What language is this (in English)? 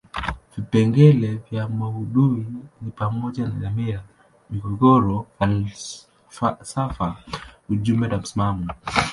Swahili